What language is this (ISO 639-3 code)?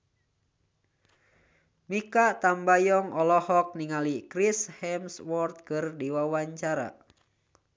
sun